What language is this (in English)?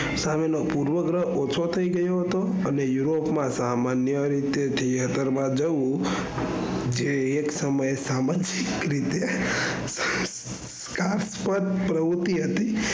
Gujarati